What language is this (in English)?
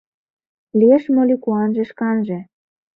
Mari